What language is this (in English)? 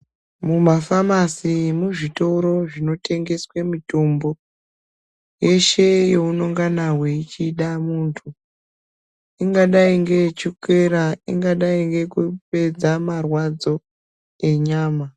Ndau